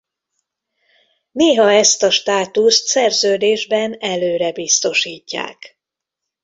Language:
Hungarian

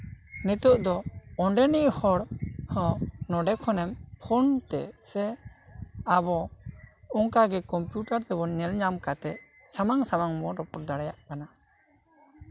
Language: Santali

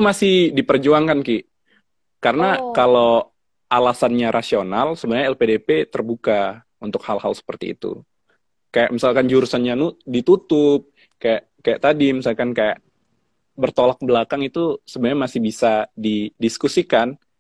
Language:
Indonesian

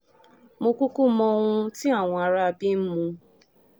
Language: Yoruba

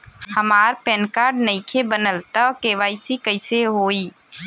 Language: Bhojpuri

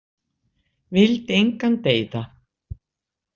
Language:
Icelandic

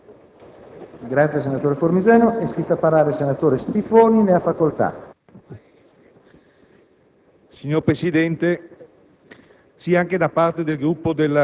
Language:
Italian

